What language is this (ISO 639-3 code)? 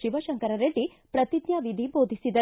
kan